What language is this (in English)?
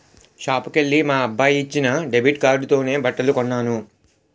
Telugu